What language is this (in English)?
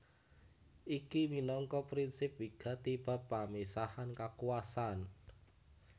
Javanese